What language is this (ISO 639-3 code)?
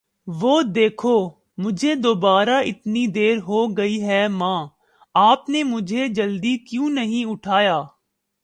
urd